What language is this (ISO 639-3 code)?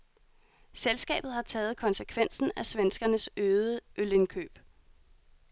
dan